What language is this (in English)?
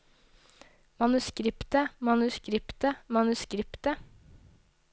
Norwegian